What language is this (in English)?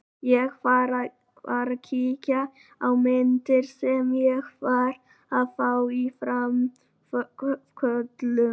Icelandic